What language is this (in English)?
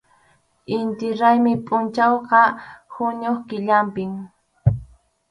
Arequipa-La Unión Quechua